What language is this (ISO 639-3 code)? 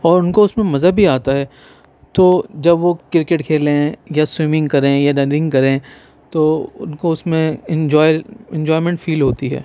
urd